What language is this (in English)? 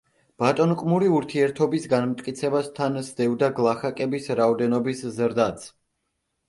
Georgian